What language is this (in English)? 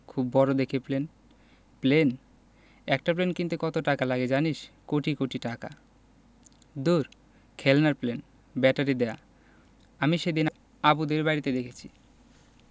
Bangla